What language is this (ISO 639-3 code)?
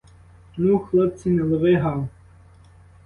ukr